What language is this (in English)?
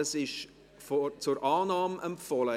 Swiss German